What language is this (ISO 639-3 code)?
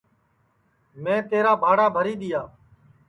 ssi